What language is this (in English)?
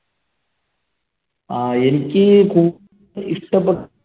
Malayalam